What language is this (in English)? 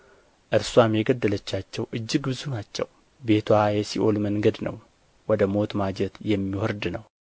Amharic